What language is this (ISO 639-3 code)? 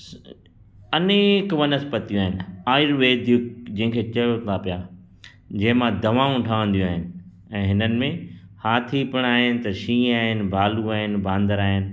snd